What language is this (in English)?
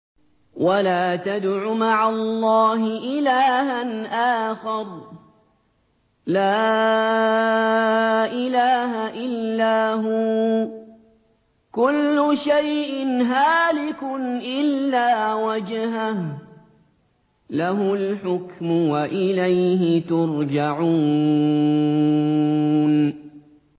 Arabic